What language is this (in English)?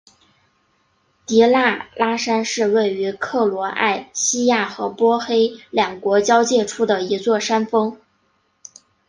Chinese